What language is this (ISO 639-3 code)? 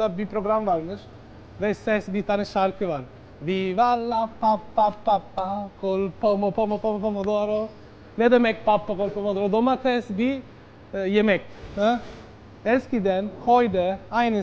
tur